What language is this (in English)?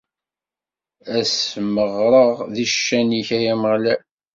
Kabyle